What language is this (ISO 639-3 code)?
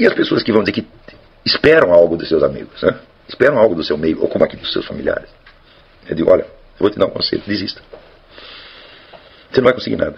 por